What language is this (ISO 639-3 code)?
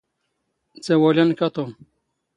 zgh